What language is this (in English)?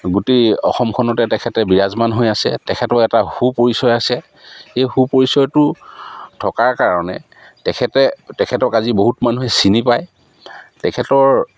Assamese